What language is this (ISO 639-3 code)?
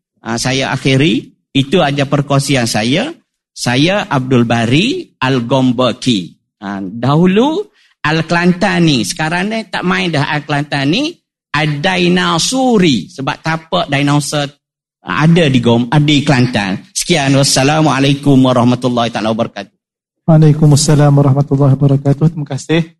msa